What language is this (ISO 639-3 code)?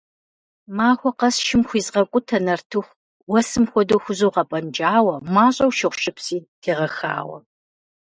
kbd